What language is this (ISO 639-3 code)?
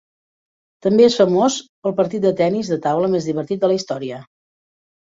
cat